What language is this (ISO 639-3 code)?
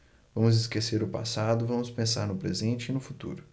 por